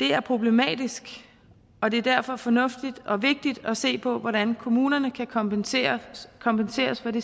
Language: Danish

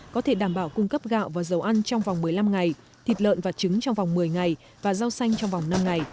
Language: Vietnamese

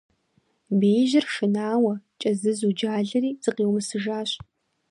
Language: Kabardian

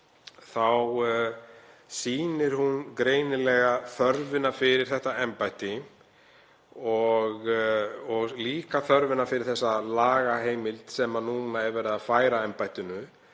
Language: Icelandic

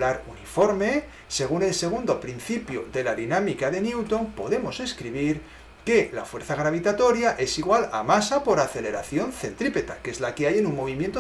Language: Spanish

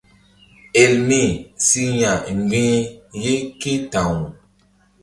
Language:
Mbum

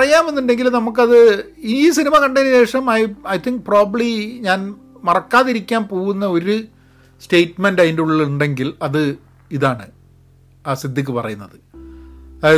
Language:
Malayalam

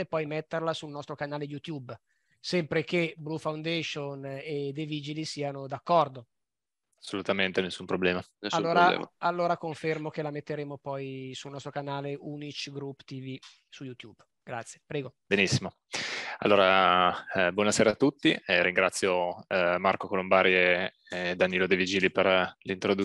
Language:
Italian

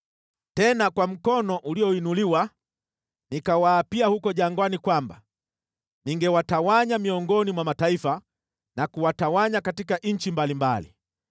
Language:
Swahili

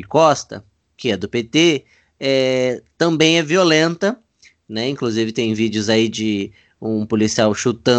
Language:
Portuguese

